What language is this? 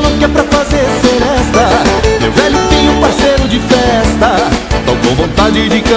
Portuguese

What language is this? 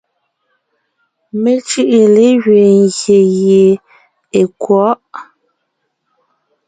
Ngiemboon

